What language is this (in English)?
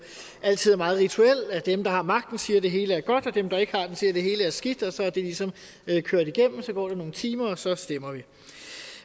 Danish